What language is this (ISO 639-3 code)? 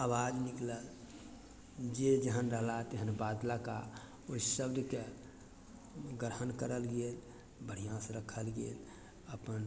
mai